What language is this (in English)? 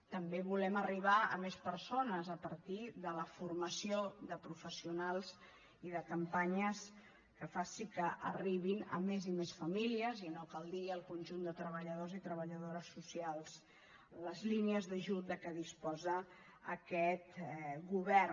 Catalan